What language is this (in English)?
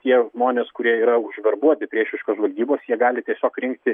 Lithuanian